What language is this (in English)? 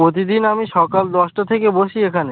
Bangla